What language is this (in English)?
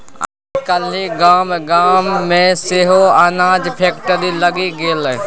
Maithili